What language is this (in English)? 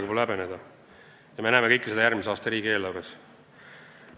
Estonian